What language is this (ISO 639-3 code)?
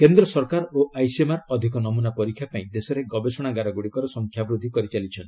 ori